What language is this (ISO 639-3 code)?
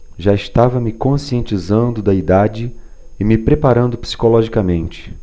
por